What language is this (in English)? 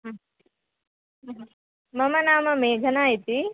Sanskrit